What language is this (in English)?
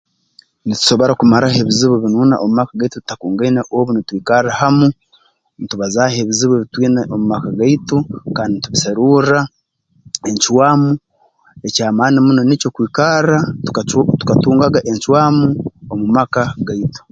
Tooro